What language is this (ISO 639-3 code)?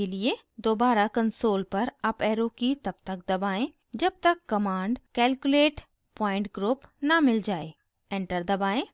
hin